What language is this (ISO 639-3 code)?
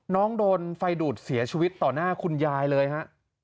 tha